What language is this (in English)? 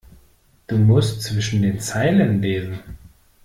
German